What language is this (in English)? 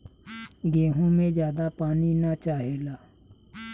Bhojpuri